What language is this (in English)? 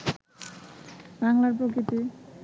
Bangla